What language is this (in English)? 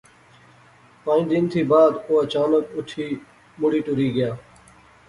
Pahari-Potwari